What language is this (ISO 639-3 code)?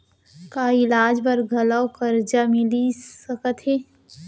hne